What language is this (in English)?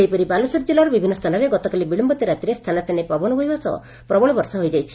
Odia